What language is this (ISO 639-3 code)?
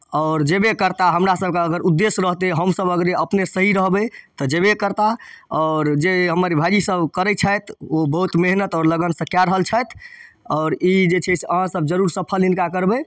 mai